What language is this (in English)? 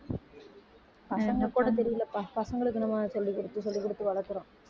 Tamil